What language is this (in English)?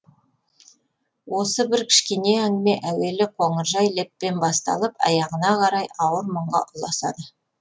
Kazakh